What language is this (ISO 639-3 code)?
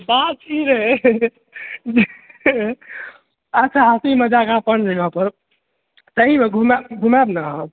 mai